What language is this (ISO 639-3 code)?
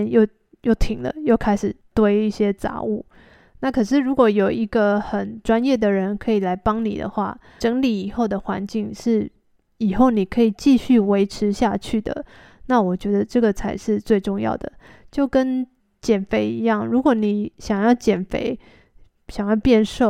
zho